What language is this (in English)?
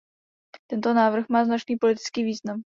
Czech